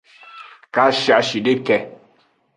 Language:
Aja (Benin)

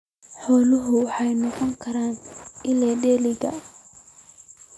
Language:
Somali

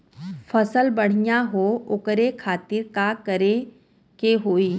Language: Bhojpuri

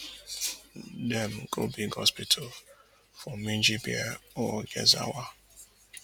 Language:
Nigerian Pidgin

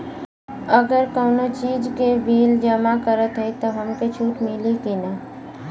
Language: Bhojpuri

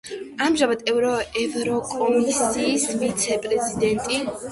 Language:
Georgian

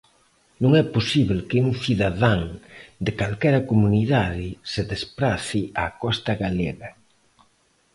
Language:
Galician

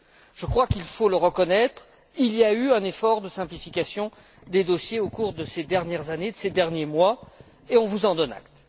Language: French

